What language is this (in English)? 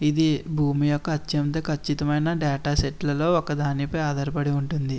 Telugu